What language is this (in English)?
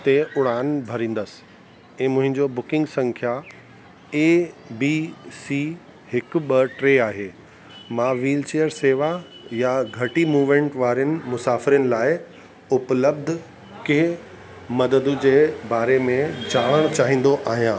Sindhi